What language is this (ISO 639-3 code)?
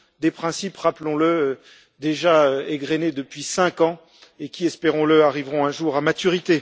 fra